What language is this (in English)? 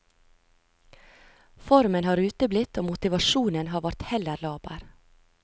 Norwegian